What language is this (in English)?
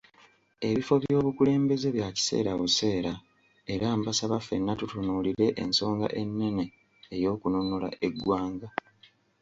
Ganda